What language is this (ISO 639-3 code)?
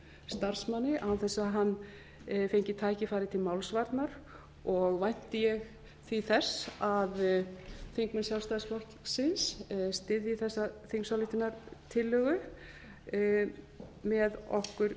isl